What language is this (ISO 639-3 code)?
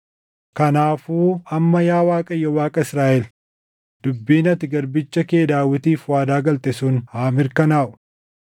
orm